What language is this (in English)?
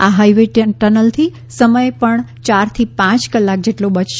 Gujarati